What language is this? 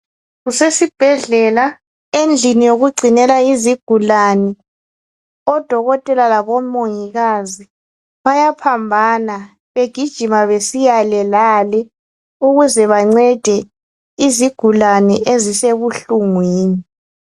North Ndebele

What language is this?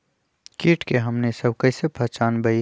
Magahi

